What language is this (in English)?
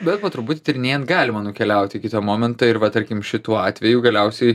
Lithuanian